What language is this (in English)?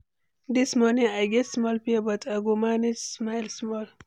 Nigerian Pidgin